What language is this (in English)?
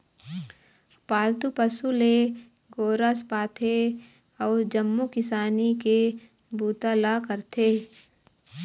Chhattisgarhi